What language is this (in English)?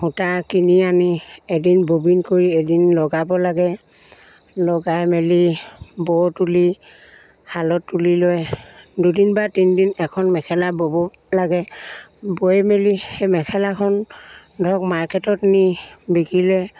Assamese